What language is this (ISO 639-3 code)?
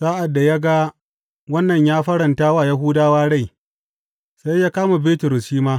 hau